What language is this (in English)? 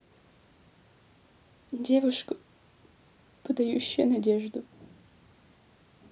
Russian